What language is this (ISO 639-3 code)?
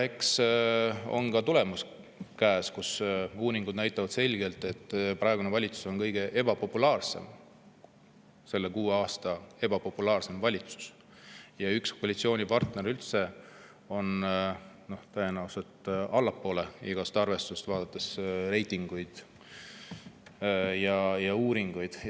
est